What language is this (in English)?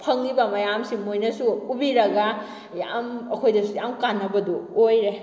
Manipuri